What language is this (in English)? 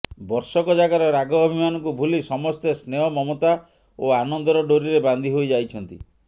Odia